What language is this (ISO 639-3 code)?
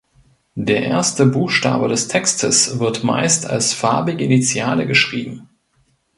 deu